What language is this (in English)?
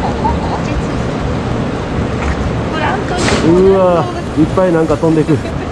Japanese